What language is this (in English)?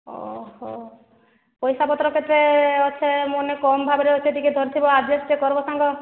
Odia